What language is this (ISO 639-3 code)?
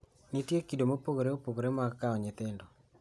luo